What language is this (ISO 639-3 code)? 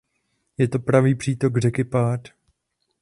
ces